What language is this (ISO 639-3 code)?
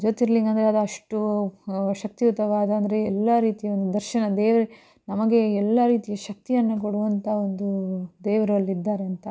kan